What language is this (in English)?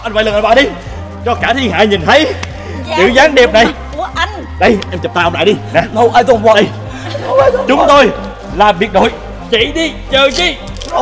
Vietnamese